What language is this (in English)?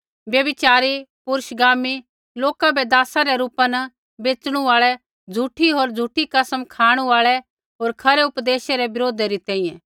Kullu Pahari